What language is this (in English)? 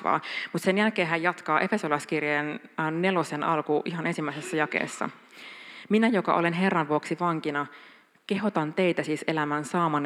Finnish